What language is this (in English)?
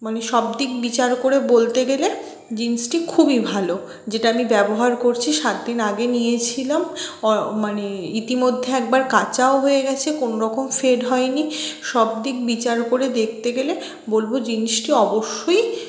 Bangla